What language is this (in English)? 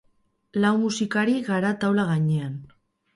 Basque